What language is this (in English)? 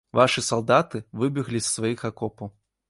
Belarusian